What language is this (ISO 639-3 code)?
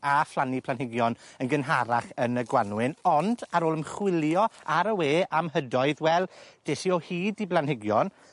cym